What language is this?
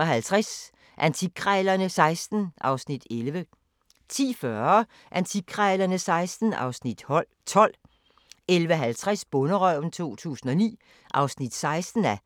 Danish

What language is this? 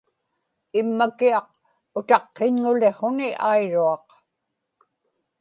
Inupiaq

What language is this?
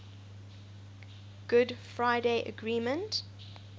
English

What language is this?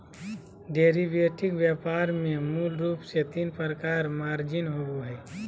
Magahi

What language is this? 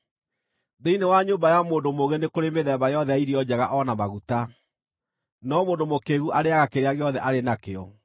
Kikuyu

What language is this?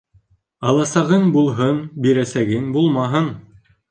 Bashkir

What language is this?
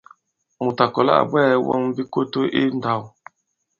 Bankon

